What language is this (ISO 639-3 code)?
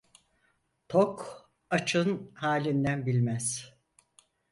tur